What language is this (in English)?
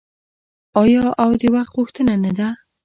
Pashto